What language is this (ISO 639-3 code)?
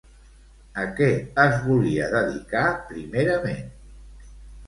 cat